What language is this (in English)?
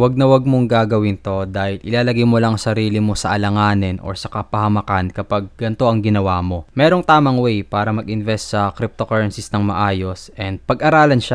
Filipino